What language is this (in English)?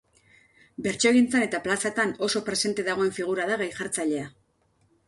Basque